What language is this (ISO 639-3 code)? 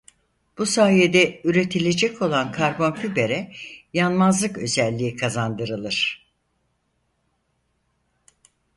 tur